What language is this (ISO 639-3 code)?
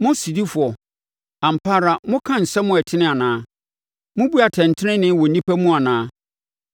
aka